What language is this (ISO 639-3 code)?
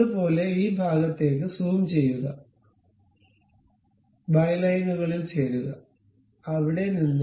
mal